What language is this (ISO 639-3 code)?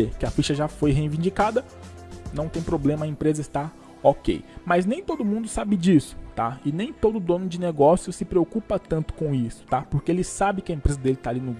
por